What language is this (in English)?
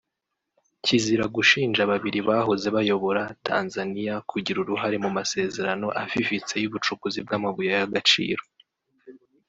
Kinyarwanda